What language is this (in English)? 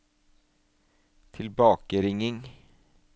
Norwegian